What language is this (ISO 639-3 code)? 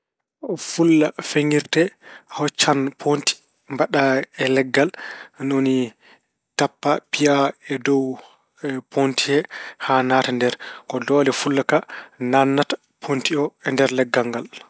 ful